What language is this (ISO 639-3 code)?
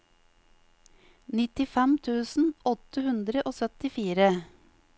nor